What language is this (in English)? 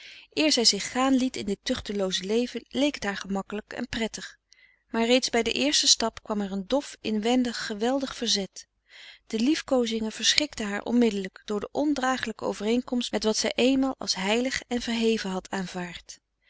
Dutch